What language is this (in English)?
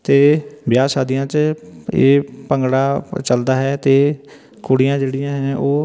Punjabi